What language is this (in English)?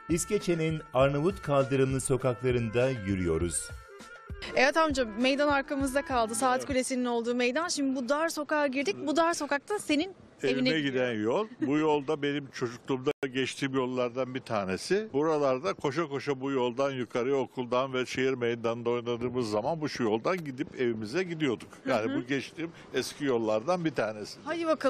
Turkish